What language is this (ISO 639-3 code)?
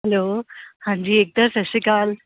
pan